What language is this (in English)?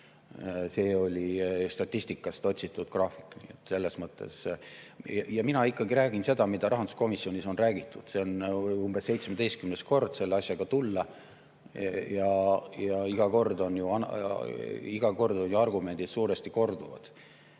Estonian